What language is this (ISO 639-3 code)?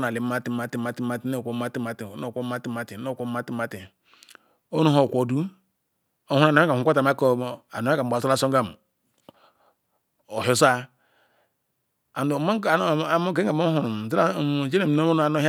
ikw